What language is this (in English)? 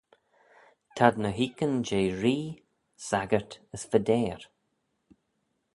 Manx